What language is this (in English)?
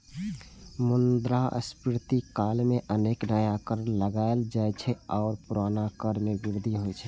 Maithili